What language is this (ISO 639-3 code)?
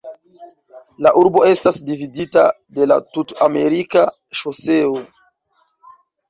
epo